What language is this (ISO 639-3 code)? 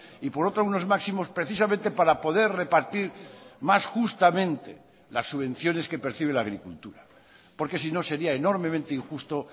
spa